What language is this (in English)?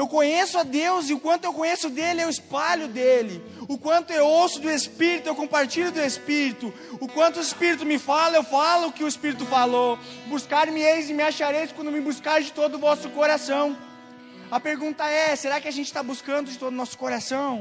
Portuguese